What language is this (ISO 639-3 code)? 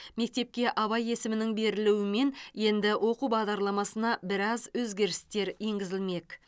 kaz